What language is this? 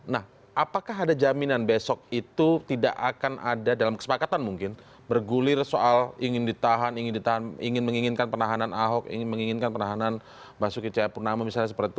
Indonesian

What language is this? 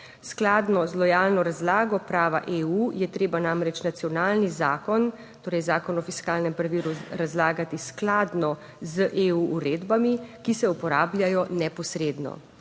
Slovenian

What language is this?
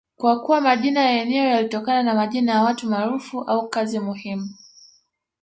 Swahili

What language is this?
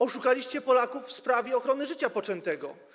Polish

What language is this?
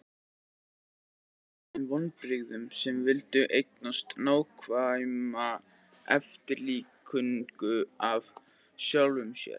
Icelandic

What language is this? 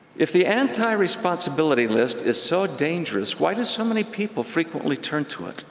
English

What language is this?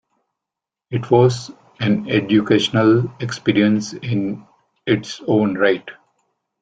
English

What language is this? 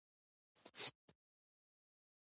Pashto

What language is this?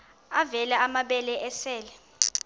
Xhosa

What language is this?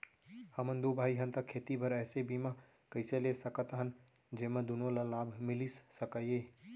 Chhattisgarhi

